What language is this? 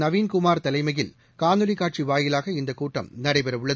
Tamil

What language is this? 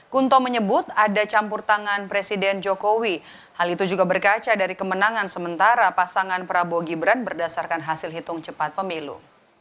Indonesian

